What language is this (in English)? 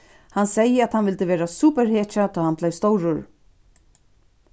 Faroese